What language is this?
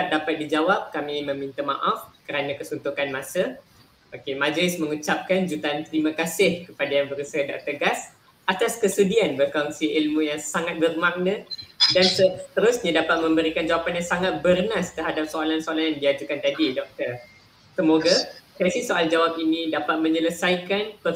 Malay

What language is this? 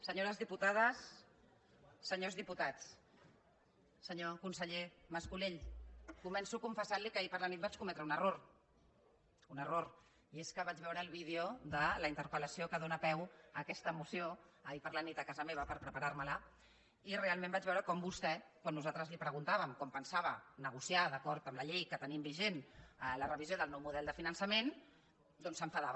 Catalan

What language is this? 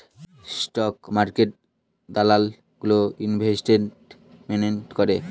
Bangla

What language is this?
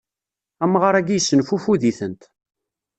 Kabyle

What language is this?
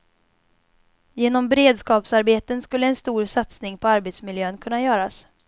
Swedish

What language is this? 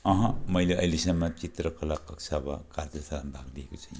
Nepali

